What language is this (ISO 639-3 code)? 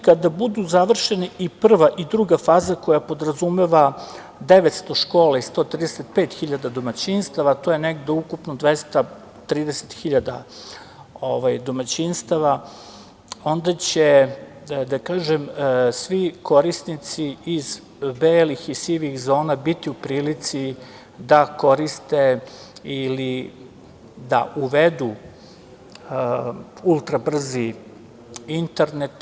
srp